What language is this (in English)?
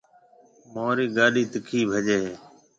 Marwari (Pakistan)